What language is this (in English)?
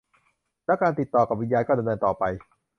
Thai